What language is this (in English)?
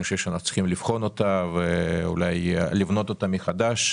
Hebrew